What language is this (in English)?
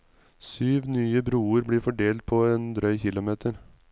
Norwegian